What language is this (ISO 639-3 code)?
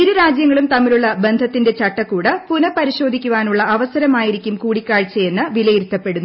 mal